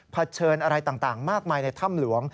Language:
Thai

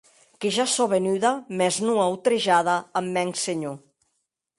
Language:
Occitan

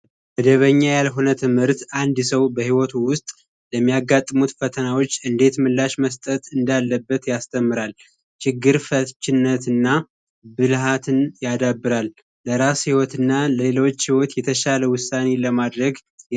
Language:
Amharic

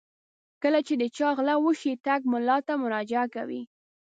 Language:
Pashto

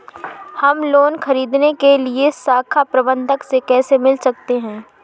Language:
Hindi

